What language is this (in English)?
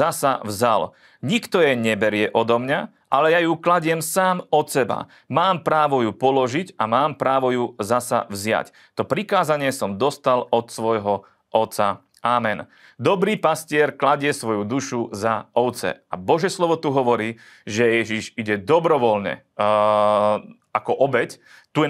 Slovak